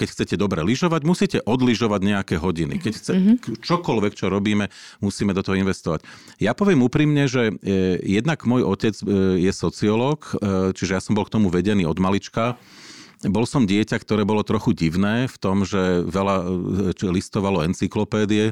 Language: Slovak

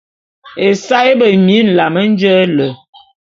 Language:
Bulu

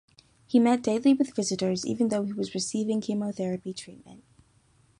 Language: English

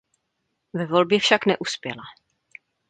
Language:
Czech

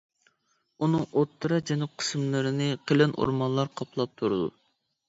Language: Uyghur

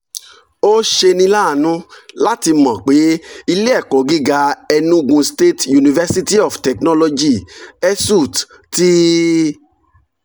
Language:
Yoruba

